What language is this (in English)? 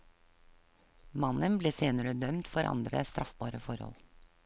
Norwegian